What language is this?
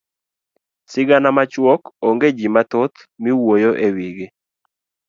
Luo (Kenya and Tanzania)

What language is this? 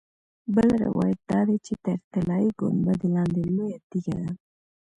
Pashto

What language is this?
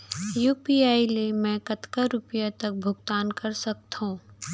Chhattisgarhi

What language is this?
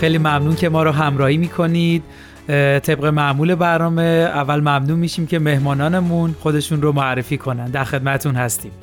Persian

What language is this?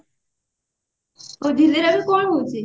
Odia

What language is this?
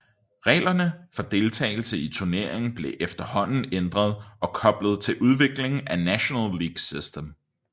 Danish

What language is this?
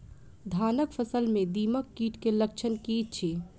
Maithili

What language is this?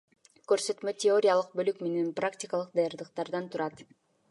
Kyrgyz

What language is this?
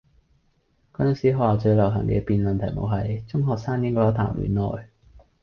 Cantonese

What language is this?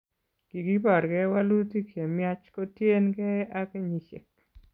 Kalenjin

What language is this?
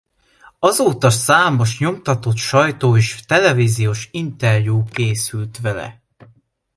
Hungarian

